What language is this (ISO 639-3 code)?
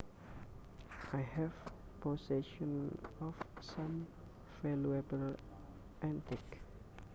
jav